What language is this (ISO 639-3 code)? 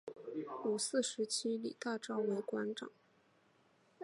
zho